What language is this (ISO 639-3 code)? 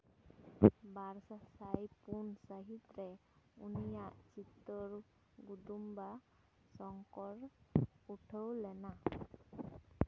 sat